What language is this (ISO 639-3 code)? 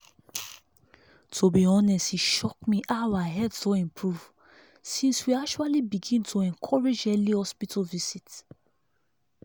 pcm